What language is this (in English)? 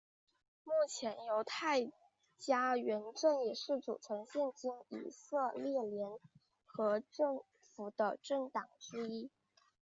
Chinese